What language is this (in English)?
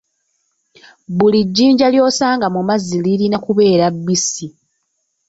Ganda